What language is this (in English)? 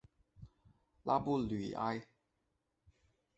Chinese